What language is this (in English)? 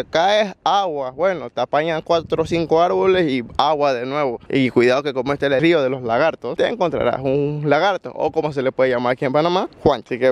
Spanish